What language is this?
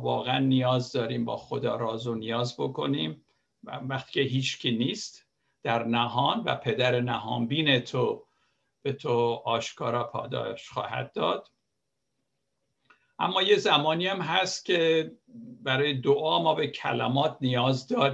Persian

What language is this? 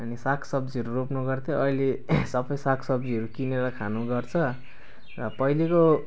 Nepali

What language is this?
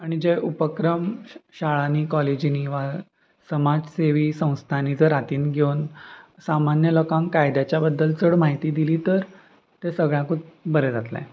Konkani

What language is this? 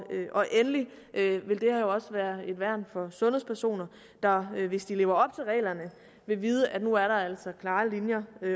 Danish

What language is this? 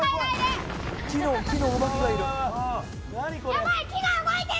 Japanese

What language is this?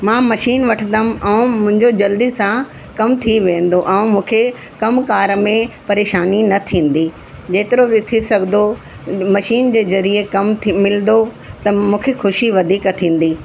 Sindhi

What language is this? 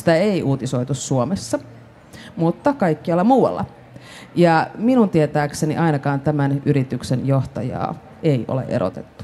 Finnish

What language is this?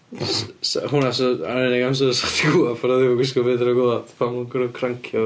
Welsh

